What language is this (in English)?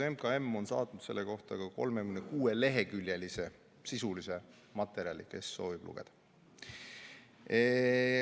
Estonian